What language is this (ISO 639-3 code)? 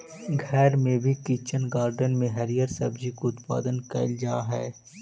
mag